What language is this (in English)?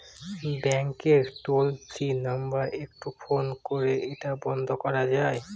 Bangla